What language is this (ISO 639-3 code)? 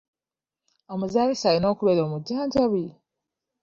lug